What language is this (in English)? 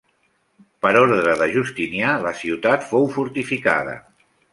Catalan